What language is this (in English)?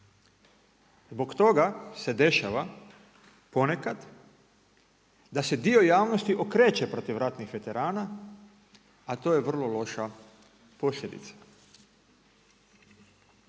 Croatian